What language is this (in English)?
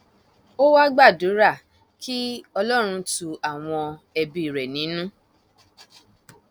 Yoruba